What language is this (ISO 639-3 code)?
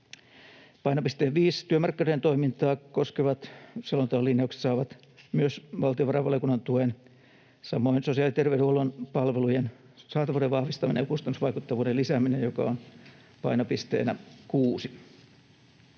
fin